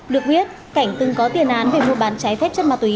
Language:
Vietnamese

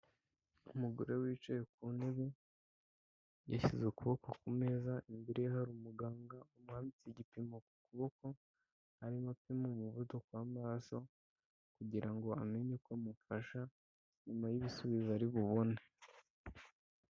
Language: Kinyarwanda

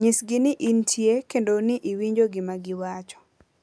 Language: Luo (Kenya and Tanzania)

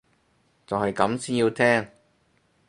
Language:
Cantonese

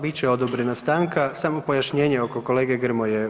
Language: Croatian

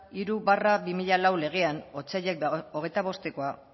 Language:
Basque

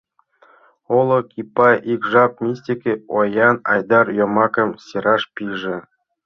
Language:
Mari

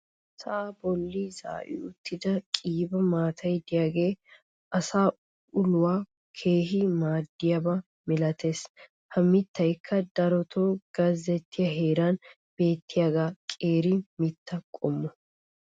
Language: Wolaytta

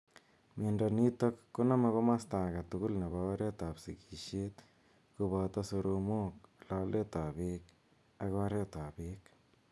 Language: Kalenjin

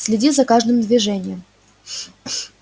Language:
Russian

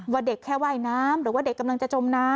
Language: Thai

